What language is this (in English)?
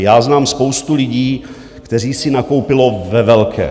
Czech